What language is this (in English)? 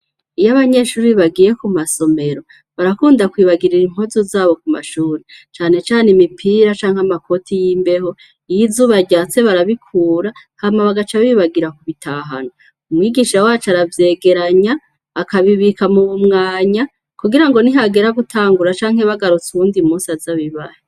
Rundi